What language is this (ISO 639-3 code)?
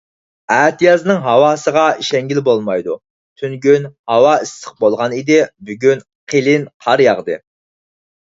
uig